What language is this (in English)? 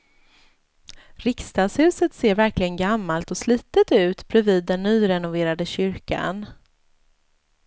Swedish